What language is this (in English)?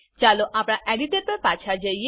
Gujarati